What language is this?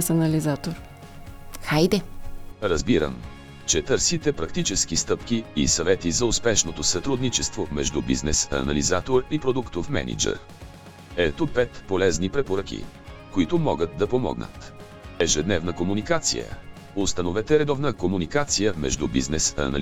Bulgarian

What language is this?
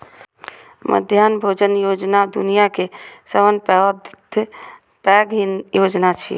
Maithili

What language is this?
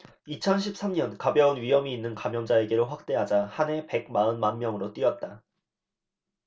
Korean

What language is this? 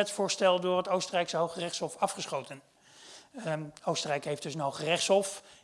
Dutch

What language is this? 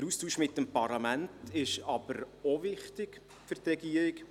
Swiss German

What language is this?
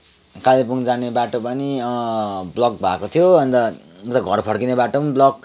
Nepali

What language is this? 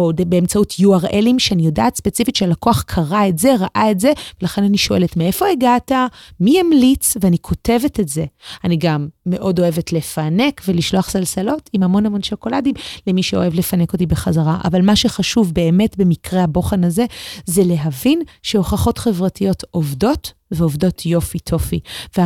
Hebrew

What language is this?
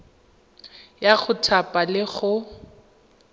Tswana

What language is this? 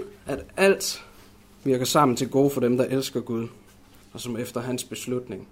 Danish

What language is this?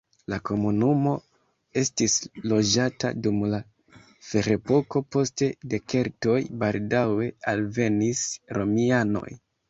Esperanto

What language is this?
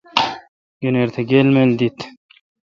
Kalkoti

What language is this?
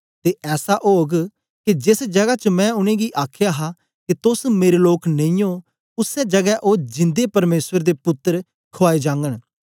Dogri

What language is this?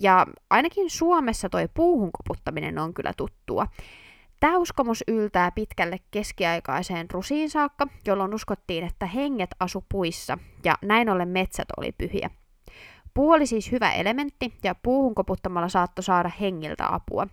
Finnish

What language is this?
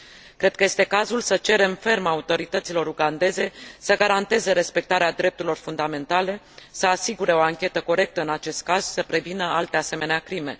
Romanian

